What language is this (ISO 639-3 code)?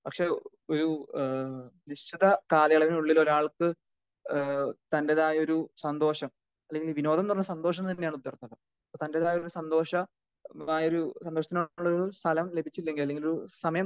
mal